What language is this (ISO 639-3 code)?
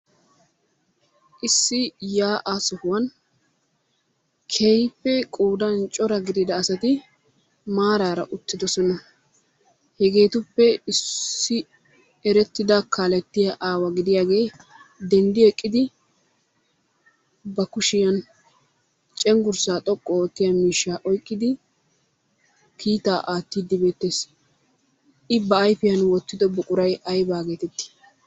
wal